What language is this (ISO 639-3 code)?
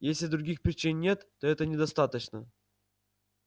rus